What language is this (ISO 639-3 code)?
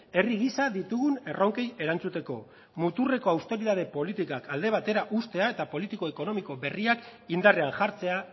eus